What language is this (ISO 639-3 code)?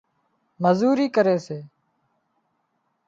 kxp